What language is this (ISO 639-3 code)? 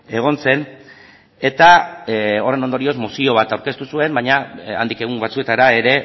eus